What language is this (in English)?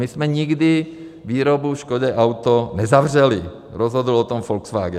Czech